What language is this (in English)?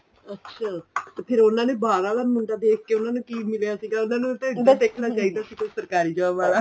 Punjabi